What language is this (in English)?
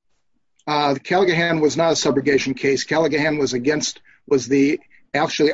English